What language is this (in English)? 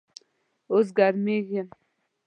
Pashto